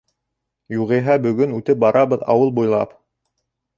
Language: Bashkir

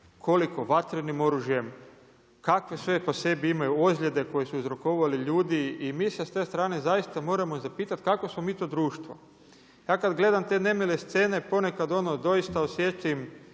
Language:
Croatian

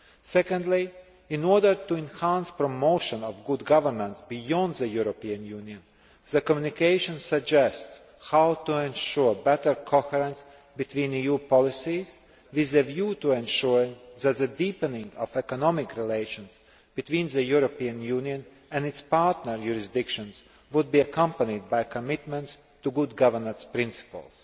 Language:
English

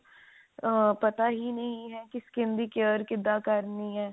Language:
Punjabi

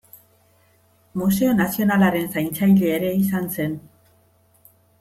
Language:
Basque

